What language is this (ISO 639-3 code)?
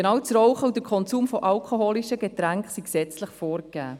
gsw